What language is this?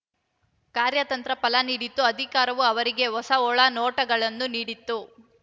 Kannada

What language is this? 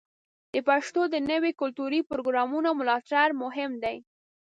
Pashto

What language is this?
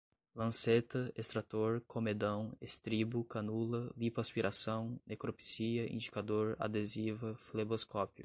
Portuguese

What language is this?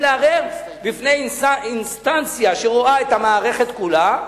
Hebrew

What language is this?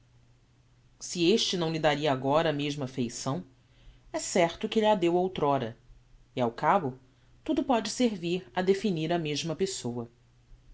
Portuguese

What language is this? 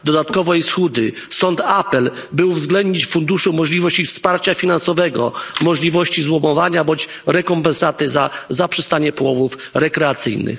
Polish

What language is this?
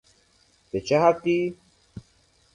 Persian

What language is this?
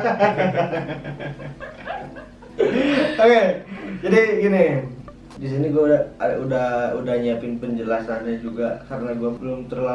Indonesian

